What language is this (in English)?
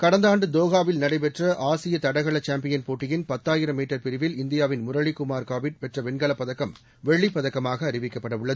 Tamil